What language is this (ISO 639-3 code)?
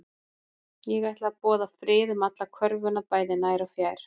isl